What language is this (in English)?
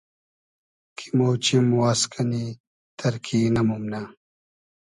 Hazaragi